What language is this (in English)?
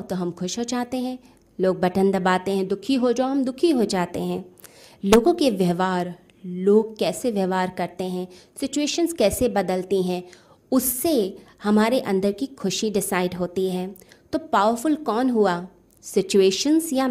Hindi